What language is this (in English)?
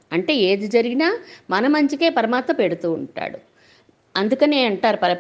Telugu